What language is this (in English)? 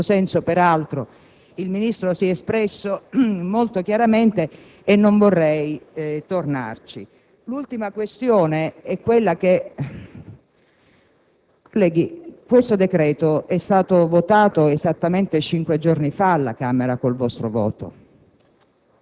Italian